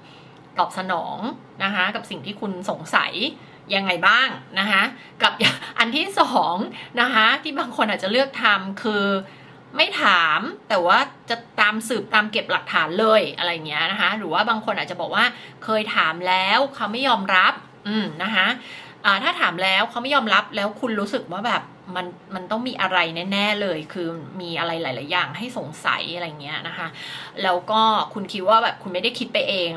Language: Thai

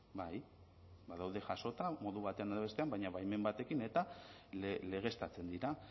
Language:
Basque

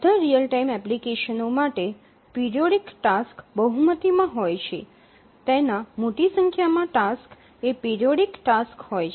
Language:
Gujarati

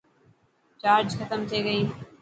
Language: Dhatki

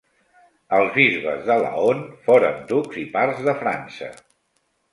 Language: Catalan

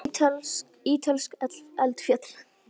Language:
Icelandic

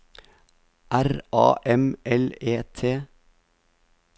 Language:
Norwegian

